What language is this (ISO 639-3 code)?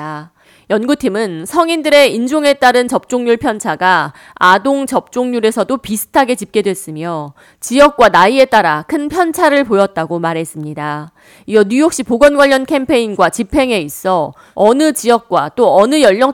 kor